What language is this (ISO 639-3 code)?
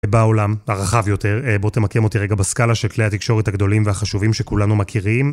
heb